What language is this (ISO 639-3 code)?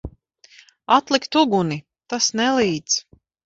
lav